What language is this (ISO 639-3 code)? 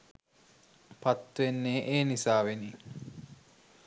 sin